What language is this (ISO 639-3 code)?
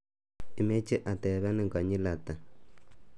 kln